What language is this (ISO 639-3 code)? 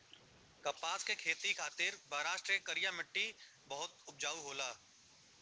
bho